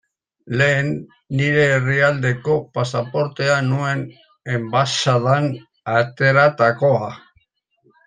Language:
Basque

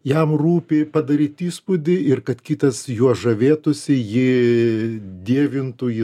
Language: Lithuanian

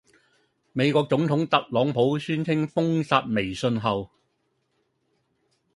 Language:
Cantonese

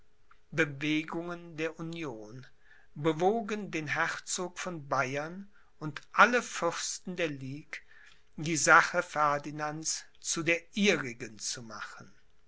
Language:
German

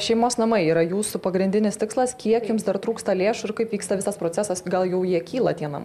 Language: Lithuanian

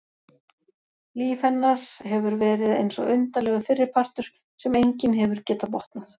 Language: Icelandic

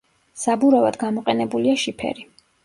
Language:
Georgian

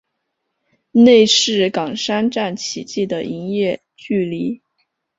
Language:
Chinese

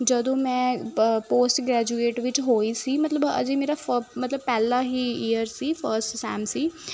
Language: Punjabi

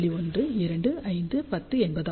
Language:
Tamil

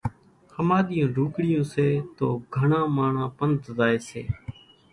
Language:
Kachi Koli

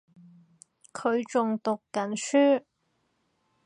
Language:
Cantonese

